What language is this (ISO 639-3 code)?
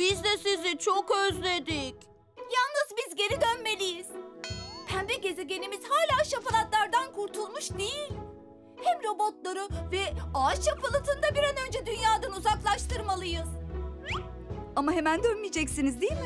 tur